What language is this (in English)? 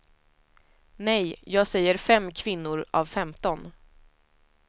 Swedish